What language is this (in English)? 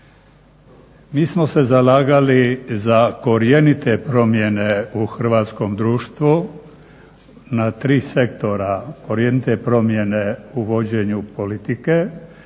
Croatian